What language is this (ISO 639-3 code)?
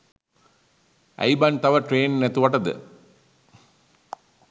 sin